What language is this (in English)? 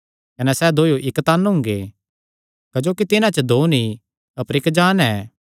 Kangri